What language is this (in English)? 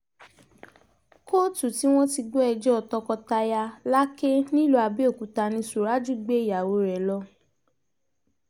Yoruba